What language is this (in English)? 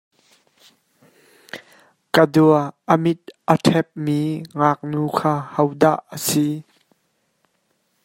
Hakha Chin